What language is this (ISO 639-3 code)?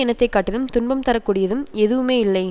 tam